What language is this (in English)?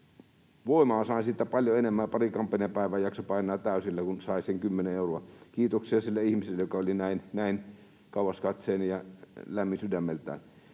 Finnish